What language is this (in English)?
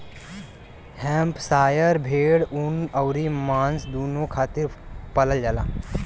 Bhojpuri